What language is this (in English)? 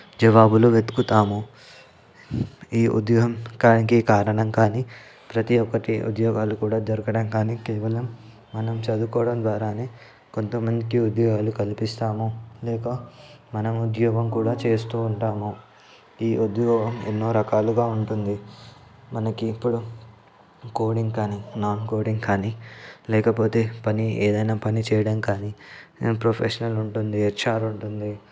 Telugu